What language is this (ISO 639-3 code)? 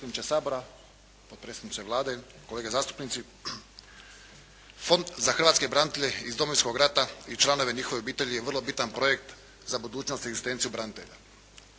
hrv